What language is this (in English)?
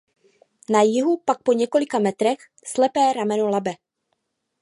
Czech